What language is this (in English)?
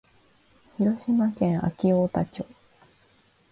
Japanese